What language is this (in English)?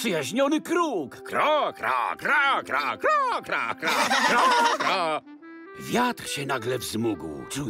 Polish